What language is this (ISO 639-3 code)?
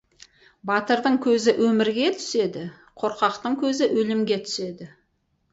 kaz